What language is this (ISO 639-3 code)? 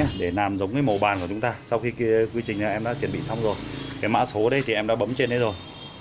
vie